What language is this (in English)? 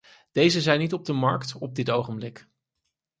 Dutch